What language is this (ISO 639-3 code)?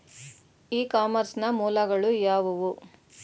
kan